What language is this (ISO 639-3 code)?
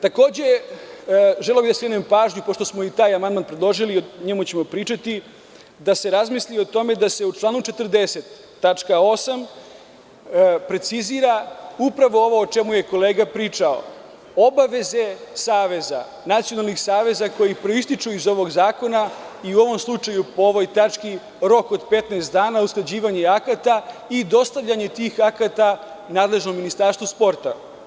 srp